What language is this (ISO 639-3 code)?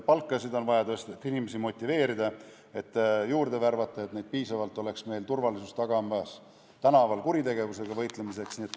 est